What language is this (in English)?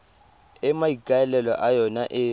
Tswana